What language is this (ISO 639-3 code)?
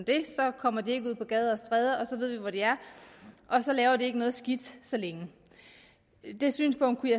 dan